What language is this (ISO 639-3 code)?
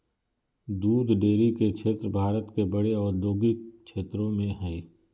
mag